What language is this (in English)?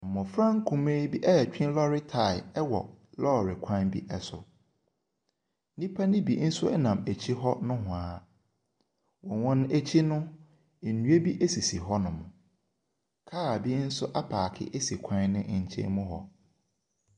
Akan